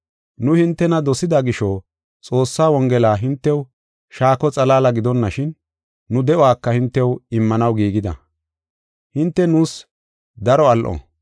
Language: Gofa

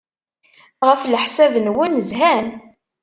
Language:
Kabyle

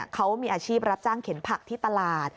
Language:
Thai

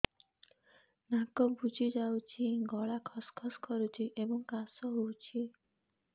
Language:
Odia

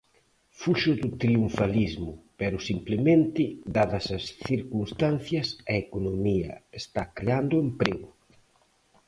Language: Galician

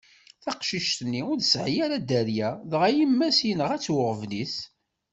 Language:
Kabyle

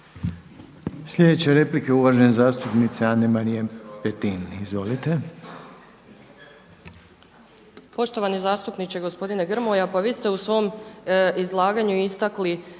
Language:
Croatian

